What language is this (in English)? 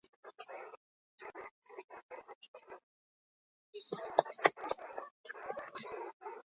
Basque